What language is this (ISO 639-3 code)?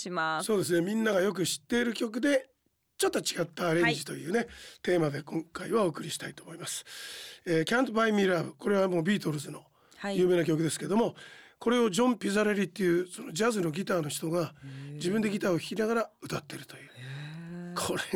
jpn